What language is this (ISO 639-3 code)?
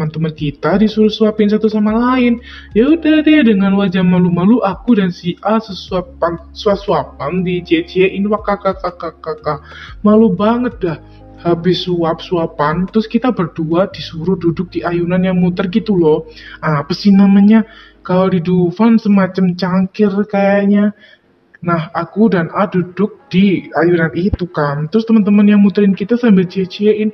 ind